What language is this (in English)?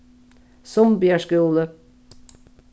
Faroese